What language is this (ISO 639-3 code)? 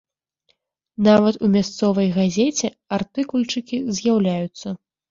bel